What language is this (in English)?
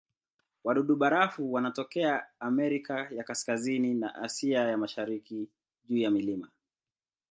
Swahili